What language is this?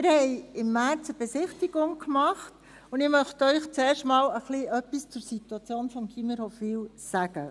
Swiss German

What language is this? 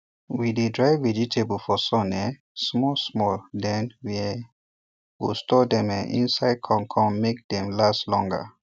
Nigerian Pidgin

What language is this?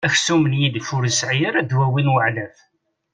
Kabyle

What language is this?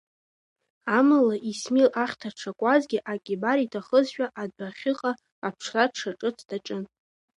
Abkhazian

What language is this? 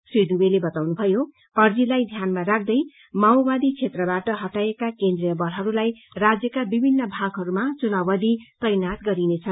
Nepali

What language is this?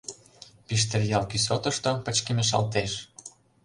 Mari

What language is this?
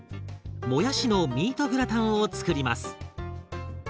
Japanese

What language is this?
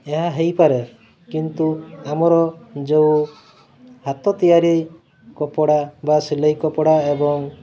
Odia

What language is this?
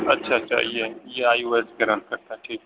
Urdu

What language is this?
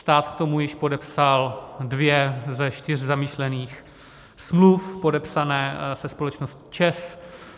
Czech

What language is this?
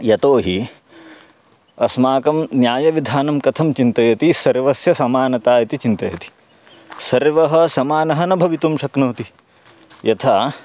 Sanskrit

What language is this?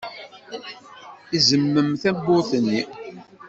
Kabyle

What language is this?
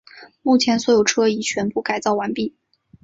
Chinese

